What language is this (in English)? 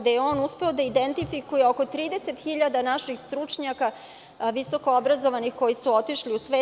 Serbian